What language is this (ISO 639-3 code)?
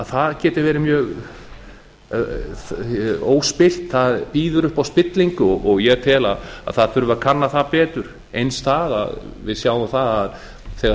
isl